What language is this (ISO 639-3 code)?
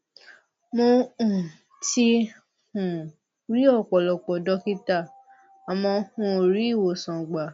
yor